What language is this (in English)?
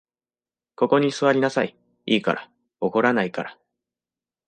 Japanese